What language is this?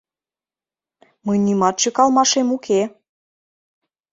Mari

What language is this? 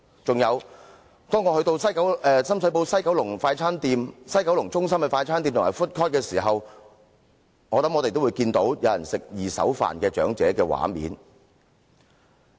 Cantonese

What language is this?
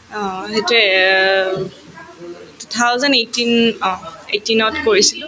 Assamese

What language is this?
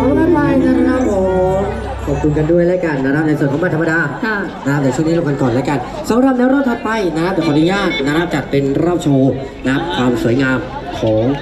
Thai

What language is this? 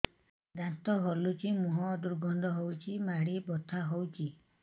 Odia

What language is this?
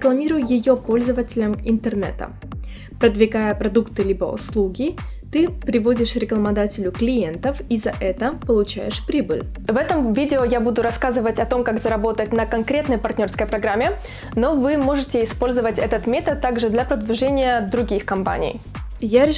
Russian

